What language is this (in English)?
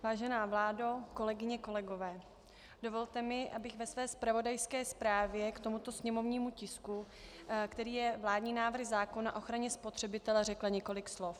Czech